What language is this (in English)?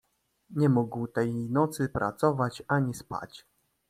Polish